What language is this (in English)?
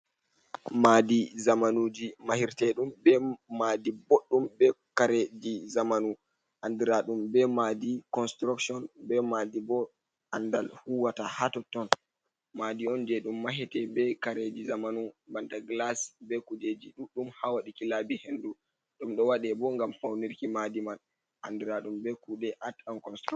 Fula